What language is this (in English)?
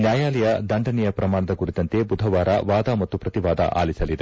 Kannada